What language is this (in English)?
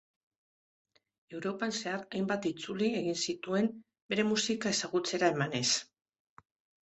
Basque